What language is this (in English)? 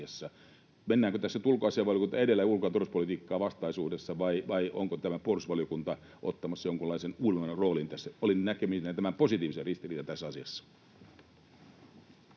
Finnish